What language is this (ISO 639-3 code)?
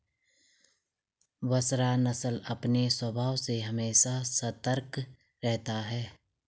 hin